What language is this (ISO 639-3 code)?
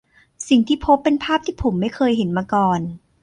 tha